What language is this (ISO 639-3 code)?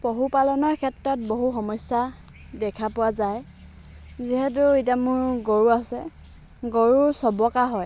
asm